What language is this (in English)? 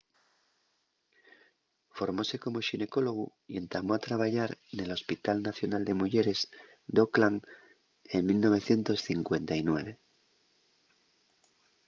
Asturian